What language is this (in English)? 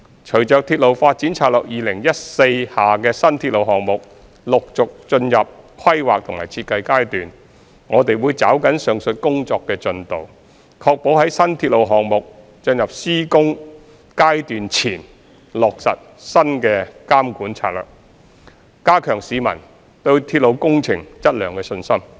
Cantonese